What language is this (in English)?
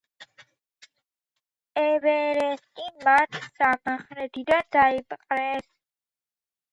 Georgian